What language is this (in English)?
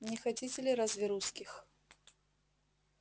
Russian